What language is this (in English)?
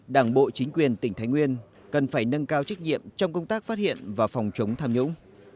Vietnamese